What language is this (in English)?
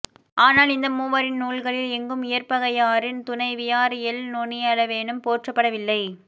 Tamil